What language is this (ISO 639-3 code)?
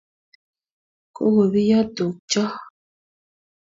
kln